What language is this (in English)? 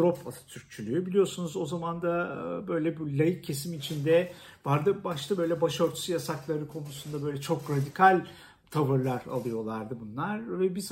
Turkish